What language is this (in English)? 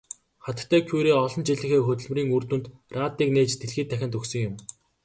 Mongolian